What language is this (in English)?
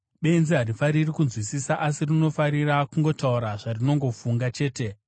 Shona